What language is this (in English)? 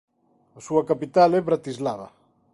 Galician